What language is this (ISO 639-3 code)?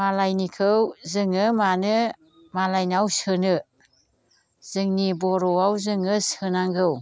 brx